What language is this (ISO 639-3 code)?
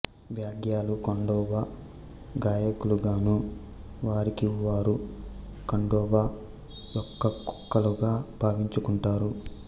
tel